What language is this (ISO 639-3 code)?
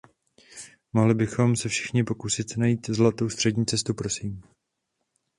ces